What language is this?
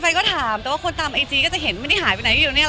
Thai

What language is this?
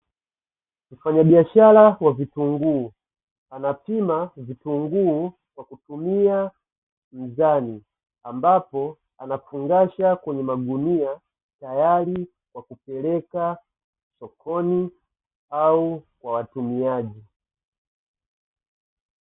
Swahili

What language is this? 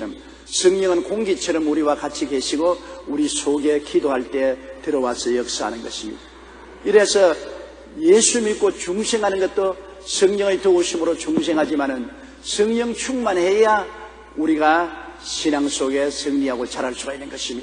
Korean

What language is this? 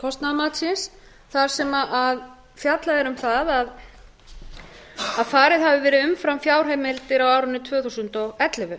Icelandic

